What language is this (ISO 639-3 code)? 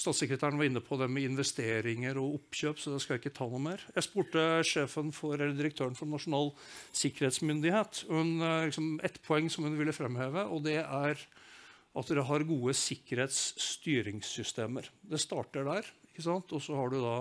nor